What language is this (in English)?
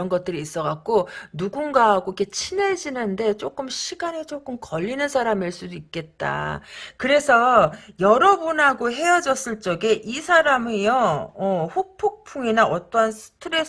Korean